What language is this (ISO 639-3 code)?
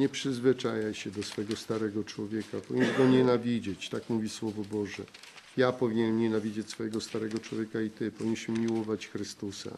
pol